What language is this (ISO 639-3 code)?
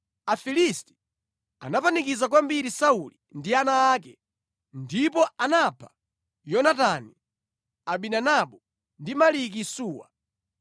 nya